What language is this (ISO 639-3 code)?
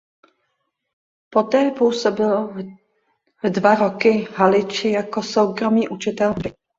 ces